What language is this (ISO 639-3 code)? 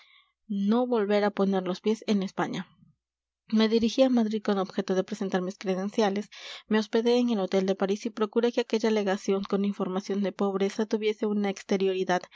spa